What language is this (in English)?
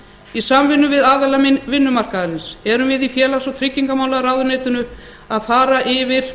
Icelandic